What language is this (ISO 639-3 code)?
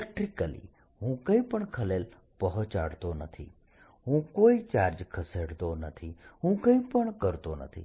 guj